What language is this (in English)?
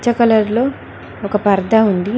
Telugu